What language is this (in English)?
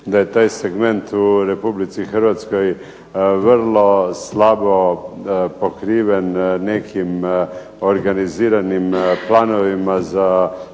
Croatian